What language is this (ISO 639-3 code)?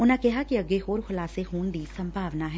pan